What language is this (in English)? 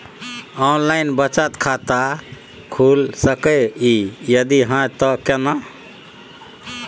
Maithili